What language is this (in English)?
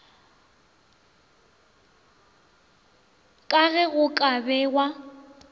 Northern Sotho